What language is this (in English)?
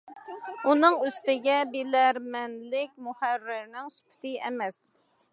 Uyghur